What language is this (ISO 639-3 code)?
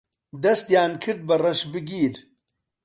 ckb